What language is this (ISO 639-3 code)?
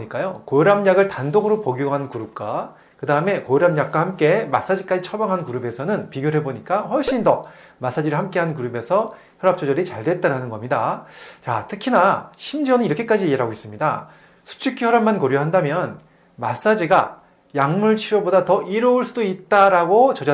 kor